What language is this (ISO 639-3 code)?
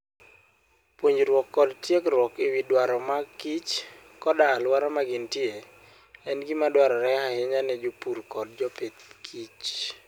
luo